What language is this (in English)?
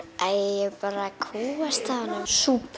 Icelandic